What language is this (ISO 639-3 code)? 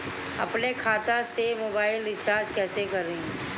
bho